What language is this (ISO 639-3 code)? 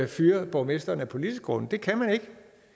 dan